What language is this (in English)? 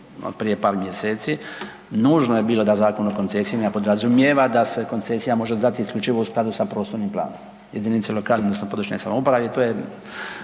Croatian